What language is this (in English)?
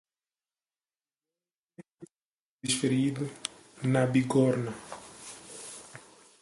Portuguese